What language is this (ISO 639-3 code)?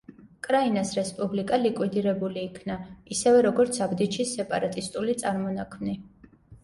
kat